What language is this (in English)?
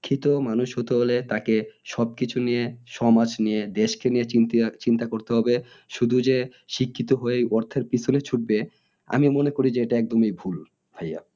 Bangla